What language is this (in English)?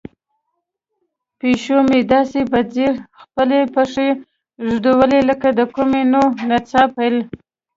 Pashto